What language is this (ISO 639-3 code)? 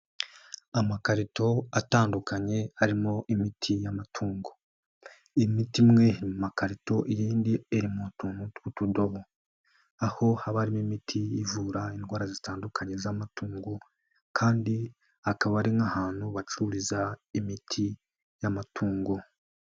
kin